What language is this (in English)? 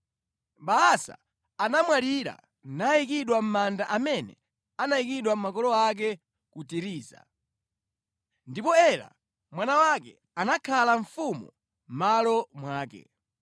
Nyanja